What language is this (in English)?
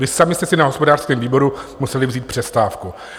Czech